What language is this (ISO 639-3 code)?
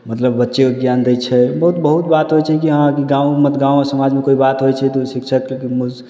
mai